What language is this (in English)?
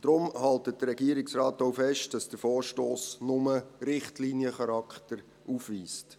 Swiss German